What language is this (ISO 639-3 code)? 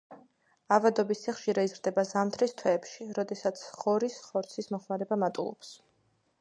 kat